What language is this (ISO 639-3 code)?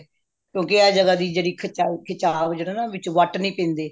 pan